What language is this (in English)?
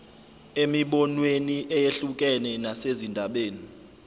Zulu